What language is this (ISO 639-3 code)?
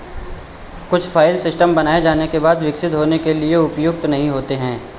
hin